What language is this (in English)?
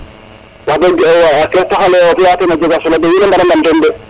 Serer